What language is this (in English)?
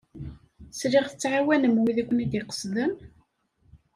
Kabyle